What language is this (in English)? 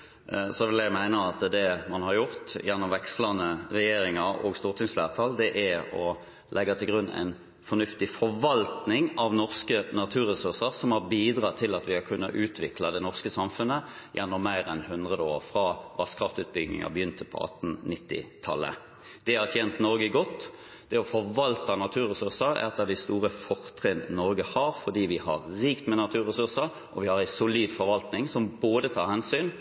Norwegian Bokmål